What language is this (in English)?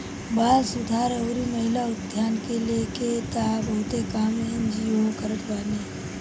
Bhojpuri